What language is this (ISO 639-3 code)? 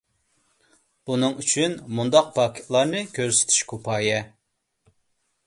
uig